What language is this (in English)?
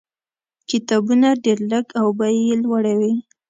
Pashto